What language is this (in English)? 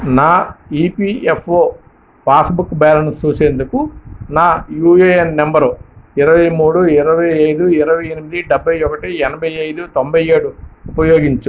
Telugu